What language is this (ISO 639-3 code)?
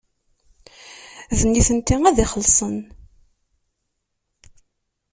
kab